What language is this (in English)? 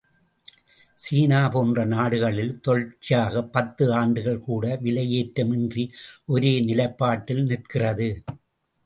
Tamil